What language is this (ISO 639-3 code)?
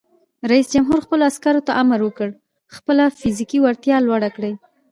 pus